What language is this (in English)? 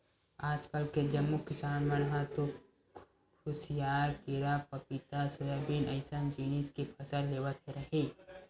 Chhattisgarhi